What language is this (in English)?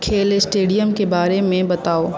Maithili